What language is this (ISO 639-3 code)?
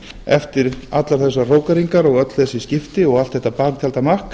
isl